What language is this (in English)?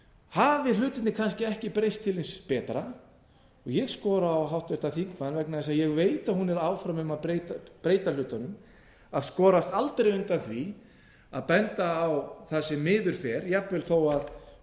Icelandic